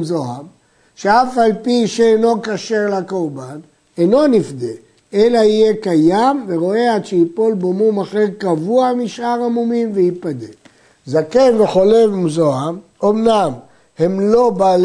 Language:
Hebrew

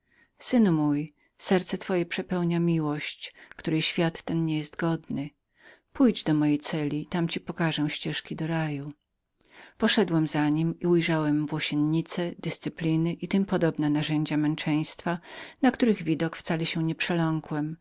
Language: Polish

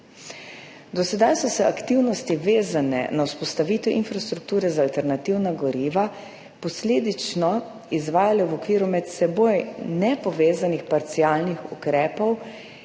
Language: Slovenian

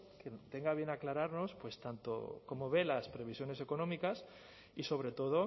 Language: Spanish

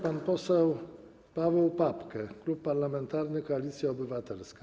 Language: Polish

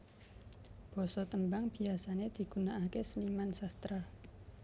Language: Javanese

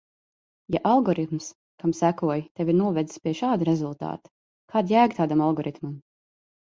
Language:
Latvian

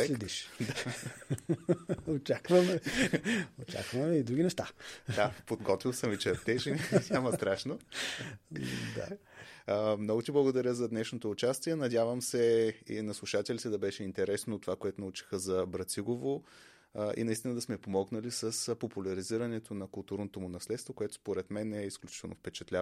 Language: Bulgarian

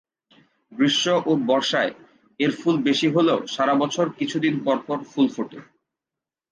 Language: Bangla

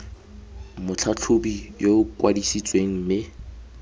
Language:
Tswana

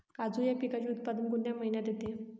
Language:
Marathi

